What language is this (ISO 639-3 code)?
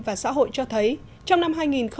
vie